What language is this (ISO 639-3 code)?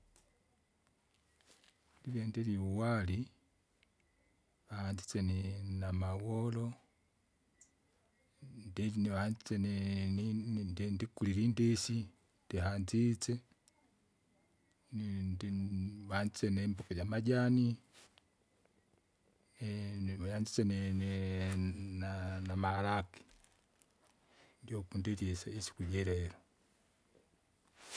zga